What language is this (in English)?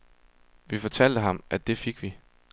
Danish